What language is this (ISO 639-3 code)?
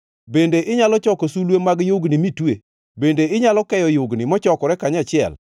luo